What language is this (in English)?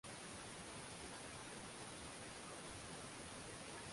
Swahili